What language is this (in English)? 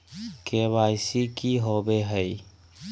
Magahi